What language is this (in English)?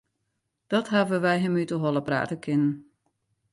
Western Frisian